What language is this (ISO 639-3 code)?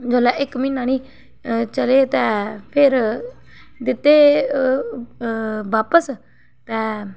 doi